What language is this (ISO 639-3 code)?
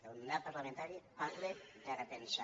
cat